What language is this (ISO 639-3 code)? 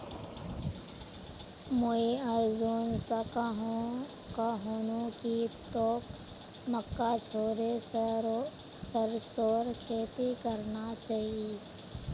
mag